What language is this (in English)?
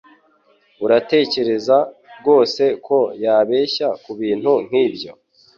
Kinyarwanda